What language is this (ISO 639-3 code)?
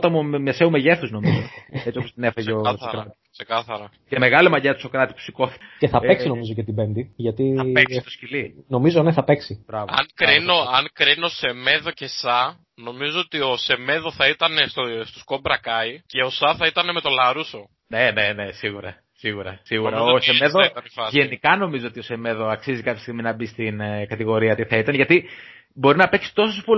ell